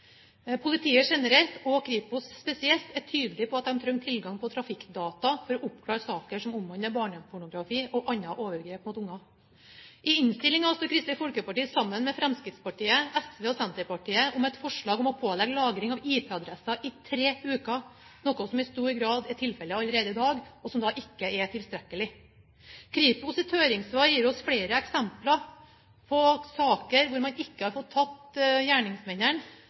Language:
Norwegian Bokmål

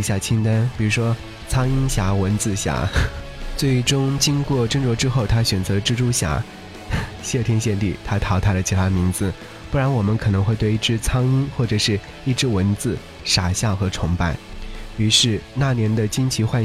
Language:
Chinese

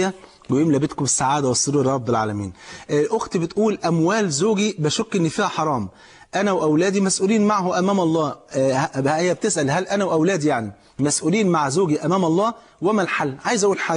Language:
Arabic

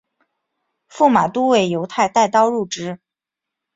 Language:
Chinese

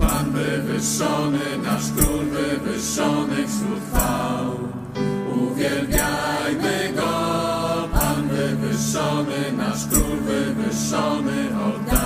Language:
Polish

